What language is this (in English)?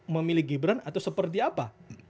Indonesian